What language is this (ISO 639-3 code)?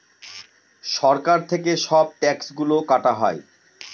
ben